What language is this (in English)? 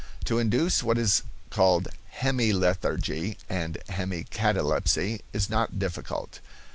English